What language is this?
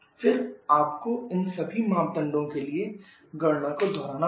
Hindi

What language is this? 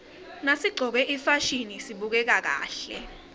Swati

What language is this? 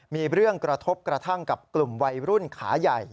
Thai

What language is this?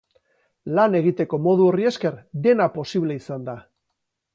Basque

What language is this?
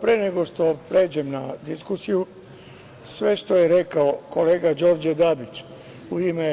Serbian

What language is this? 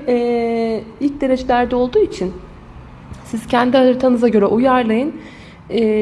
Turkish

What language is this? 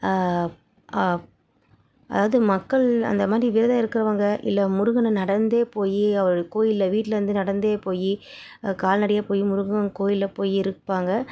Tamil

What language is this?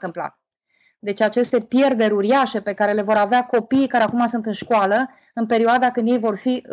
Romanian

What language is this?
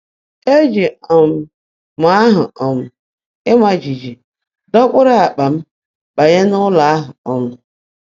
Igbo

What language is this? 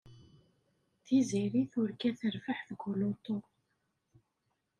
Kabyle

